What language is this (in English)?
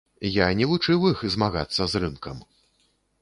Belarusian